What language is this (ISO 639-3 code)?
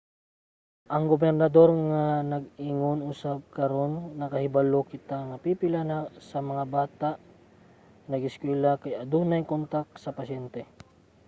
ceb